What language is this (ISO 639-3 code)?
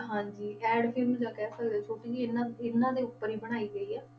pan